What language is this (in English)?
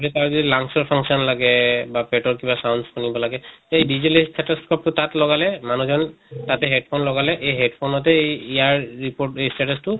Assamese